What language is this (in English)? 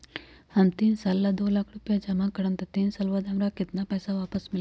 Magahi